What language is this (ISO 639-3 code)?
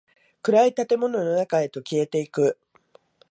jpn